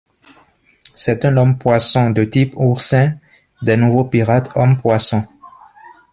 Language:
French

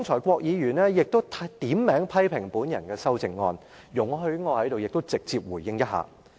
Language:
Cantonese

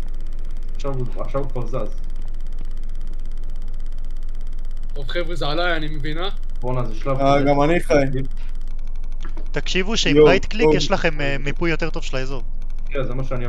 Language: Hebrew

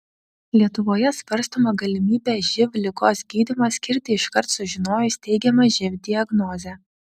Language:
Lithuanian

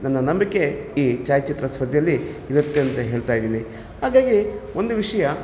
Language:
Kannada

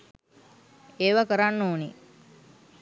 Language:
Sinhala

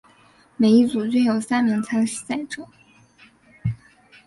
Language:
Chinese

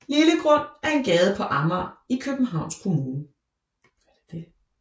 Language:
Danish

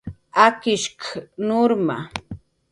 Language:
Jaqaru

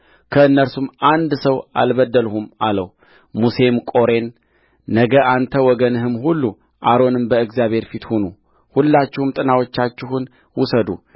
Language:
Amharic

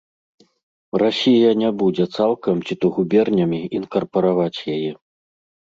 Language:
Belarusian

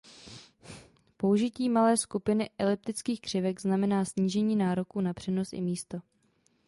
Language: Czech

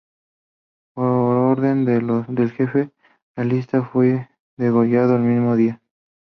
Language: Spanish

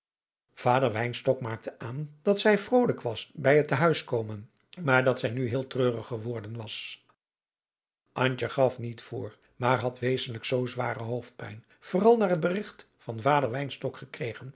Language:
Dutch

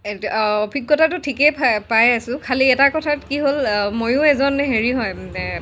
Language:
Assamese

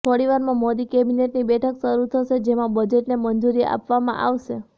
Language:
Gujarati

